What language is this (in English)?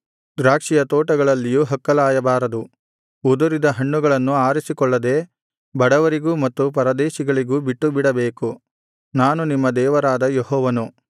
Kannada